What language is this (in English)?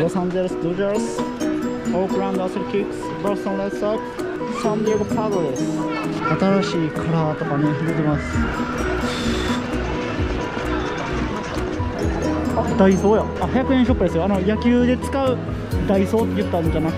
Japanese